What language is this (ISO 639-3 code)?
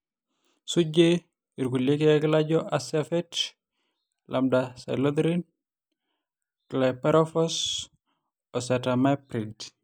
mas